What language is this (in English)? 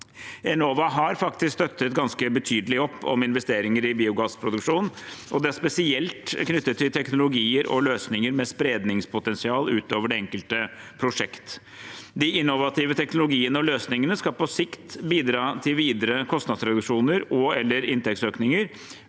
Norwegian